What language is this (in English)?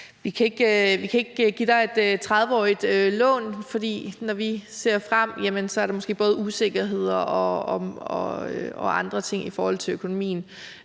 Danish